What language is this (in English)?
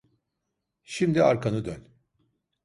Turkish